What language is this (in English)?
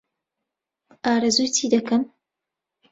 Central Kurdish